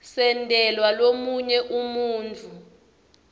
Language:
Swati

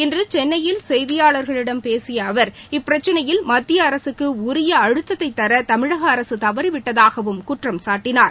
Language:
Tamil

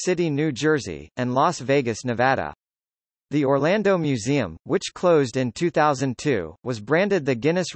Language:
English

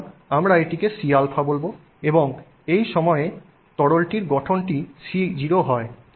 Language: Bangla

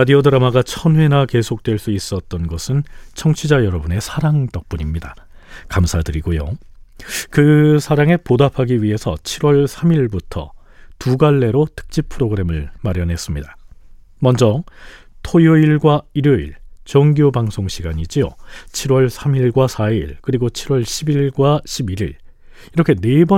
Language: Korean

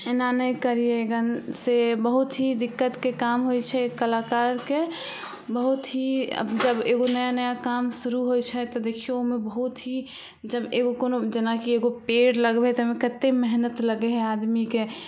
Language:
Maithili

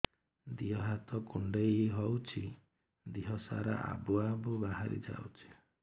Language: Odia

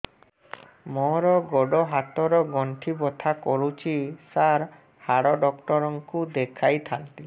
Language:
Odia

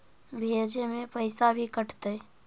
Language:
Magahi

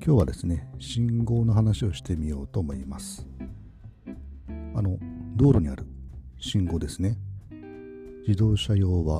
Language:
Japanese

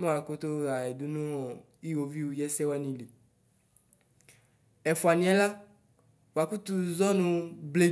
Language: Ikposo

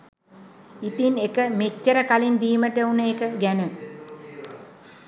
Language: Sinhala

